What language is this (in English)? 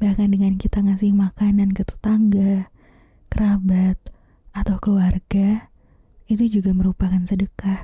Indonesian